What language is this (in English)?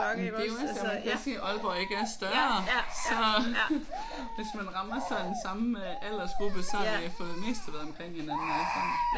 Danish